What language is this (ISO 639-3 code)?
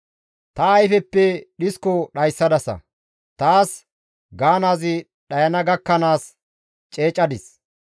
gmv